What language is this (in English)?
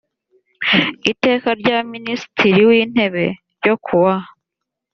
Kinyarwanda